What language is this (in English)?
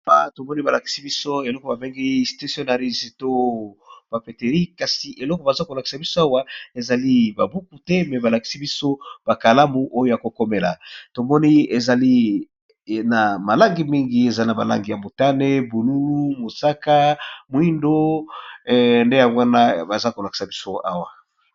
Lingala